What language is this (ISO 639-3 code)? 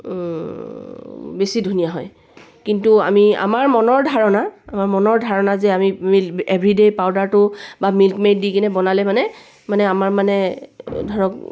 asm